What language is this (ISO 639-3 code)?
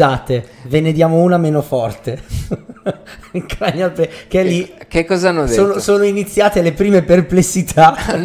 ita